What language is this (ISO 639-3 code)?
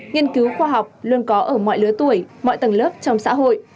vie